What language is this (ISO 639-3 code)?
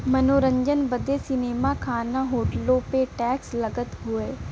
bho